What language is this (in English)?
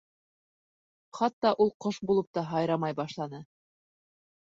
Bashkir